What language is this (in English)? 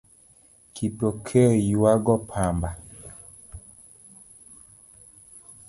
Luo (Kenya and Tanzania)